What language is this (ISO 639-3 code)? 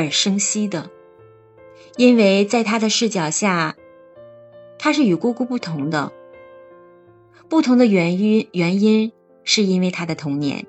zho